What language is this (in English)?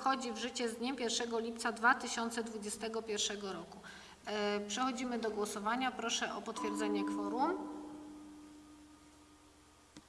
Polish